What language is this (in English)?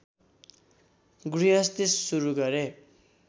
Nepali